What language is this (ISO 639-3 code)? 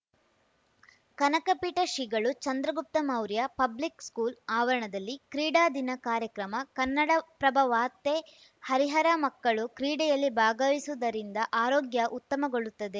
kan